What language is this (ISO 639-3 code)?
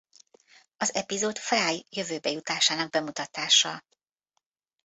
hun